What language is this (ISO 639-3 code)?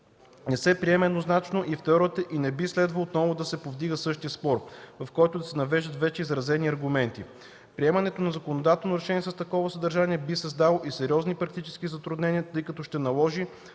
bul